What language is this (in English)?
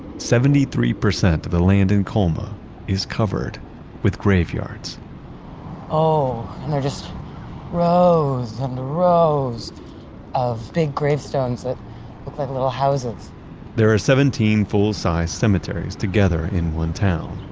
English